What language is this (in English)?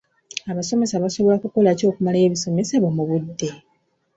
Ganda